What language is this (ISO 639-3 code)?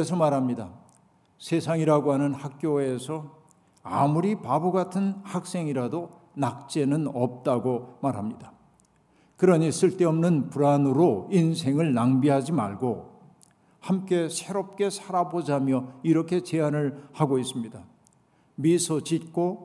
kor